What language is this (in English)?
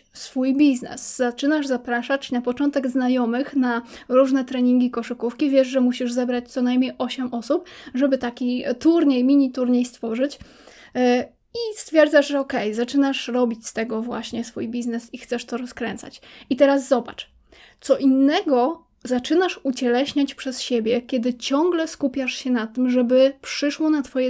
Polish